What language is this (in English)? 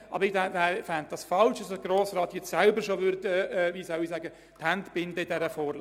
Swiss German